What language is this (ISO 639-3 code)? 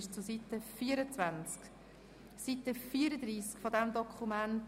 gsw